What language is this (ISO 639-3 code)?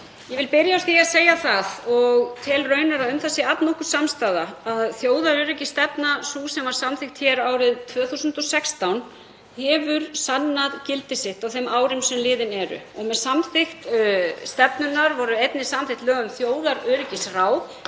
isl